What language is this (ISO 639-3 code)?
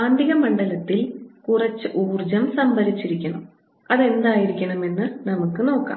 mal